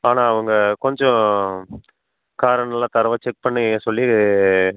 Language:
Tamil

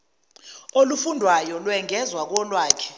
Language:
Zulu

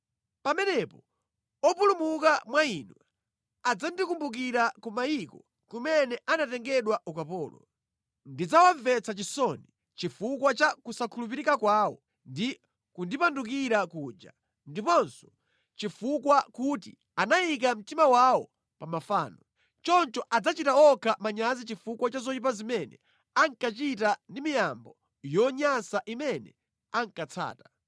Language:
Nyanja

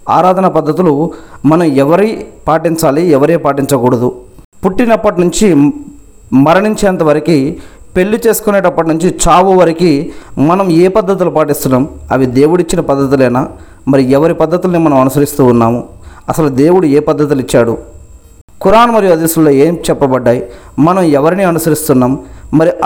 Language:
Telugu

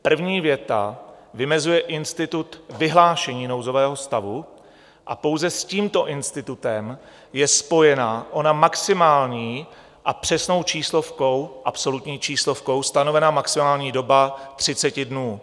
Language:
Czech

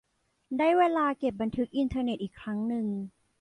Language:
Thai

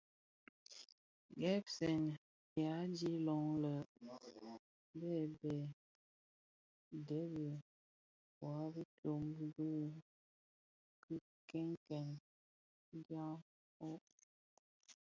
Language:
Bafia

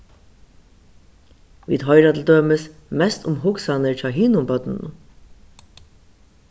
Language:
Faroese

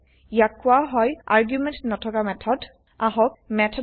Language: Assamese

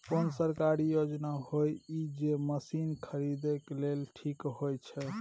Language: Maithili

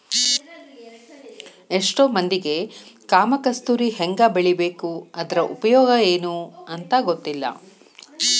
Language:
Kannada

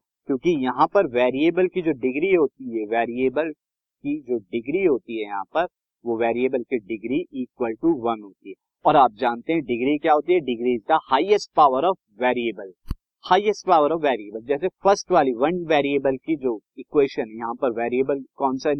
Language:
Hindi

